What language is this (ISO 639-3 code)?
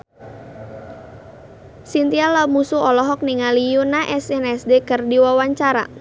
sun